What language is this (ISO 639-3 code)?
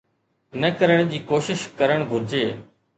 snd